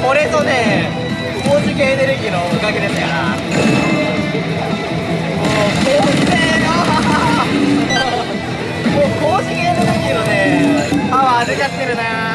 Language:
Japanese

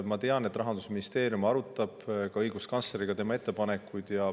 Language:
Estonian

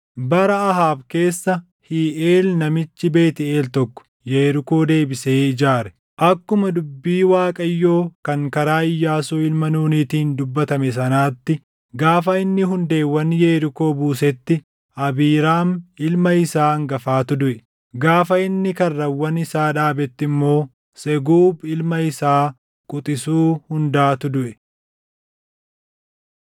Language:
Oromo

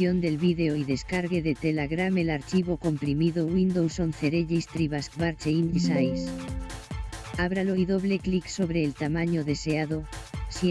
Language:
Spanish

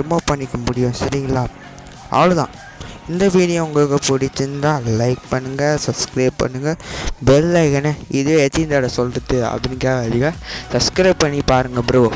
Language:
Tamil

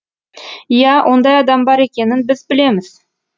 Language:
Kazakh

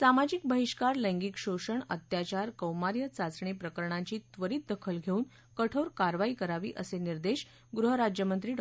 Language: Marathi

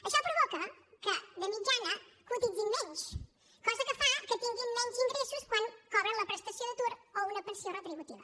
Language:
Catalan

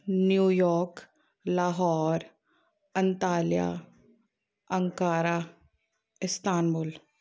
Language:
Punjabi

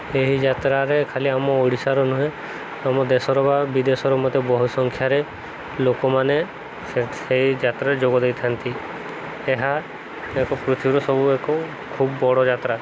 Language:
Odia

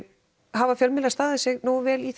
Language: Icelandic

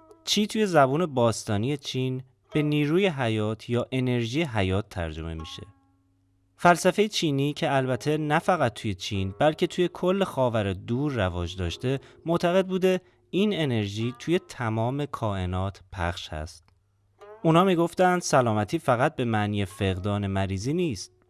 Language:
Persian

